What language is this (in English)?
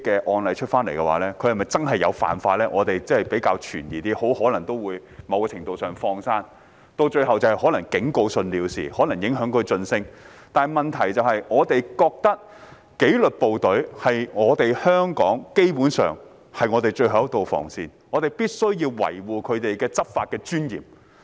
Cantonese